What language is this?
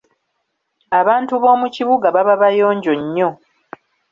Ganda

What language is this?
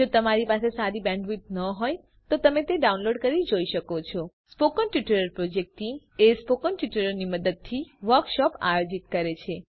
Gujarati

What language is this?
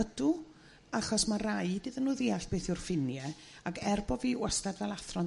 Welsh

